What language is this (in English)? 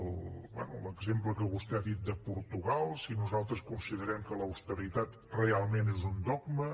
Catalan